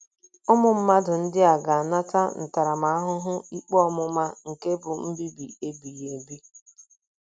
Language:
Igbo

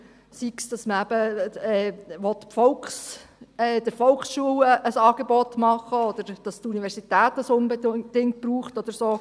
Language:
Swiss German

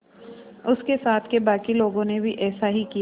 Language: Hindi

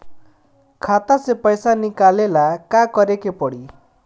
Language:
Bhojpuri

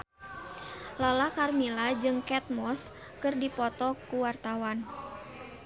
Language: Sundanese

